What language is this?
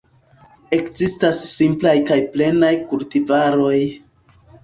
Esperanto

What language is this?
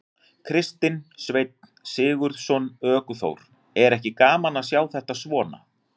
Icelandic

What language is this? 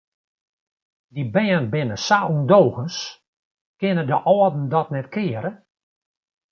Western Frisian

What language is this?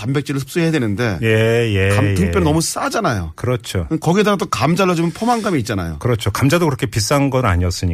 Korean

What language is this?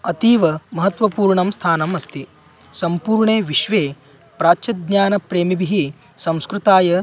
Sanskrit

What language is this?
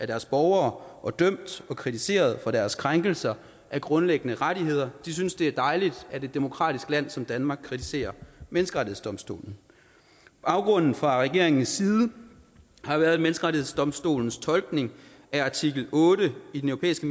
Danish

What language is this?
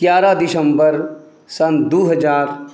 Maithili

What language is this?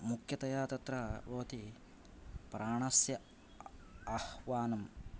Sanskrit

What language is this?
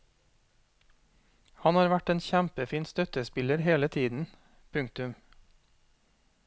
Norwegian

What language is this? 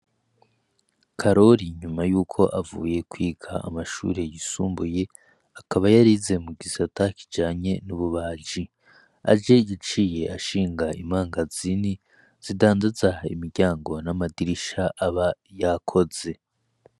Rundi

